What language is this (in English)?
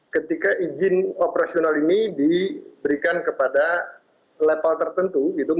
Indonesian